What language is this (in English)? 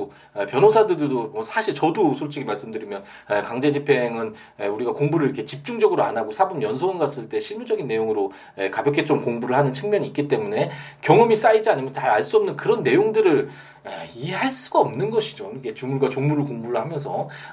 Korean